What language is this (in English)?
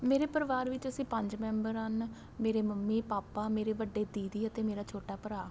Punjabi